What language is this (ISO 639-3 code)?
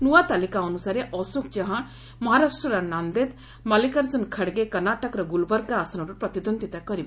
ori